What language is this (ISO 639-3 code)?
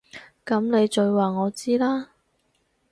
yue